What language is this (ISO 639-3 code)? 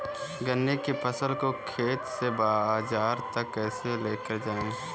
hin